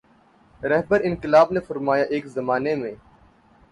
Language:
Urdu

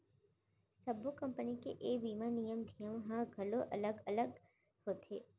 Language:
Chhattisgarhi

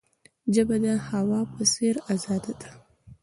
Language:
Pashto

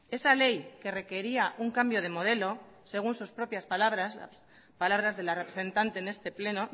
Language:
Spanish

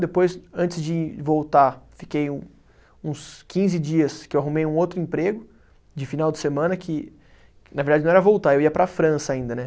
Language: Portuguese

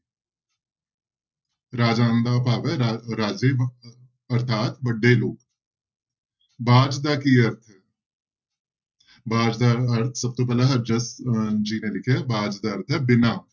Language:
Punjabi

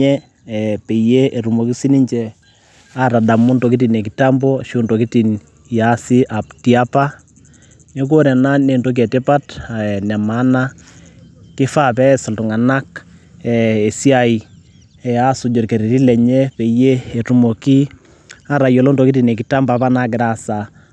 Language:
Masai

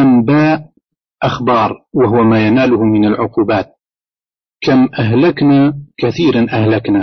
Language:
Arabic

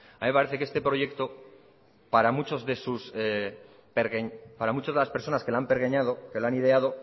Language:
Spanish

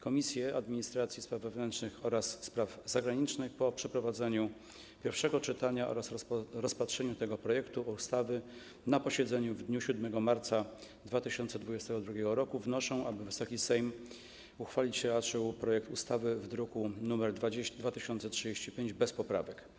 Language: Polish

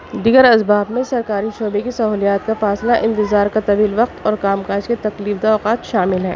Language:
Urdu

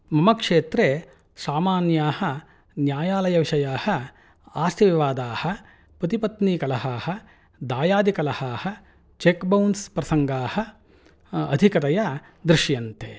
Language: Sanskrit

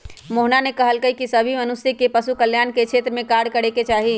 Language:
Magahi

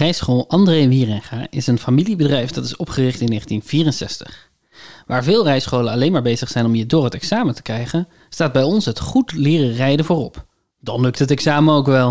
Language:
Dutch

